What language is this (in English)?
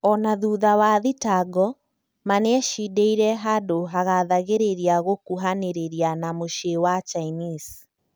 Kikuyu